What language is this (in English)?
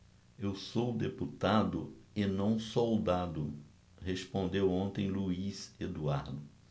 Portuguese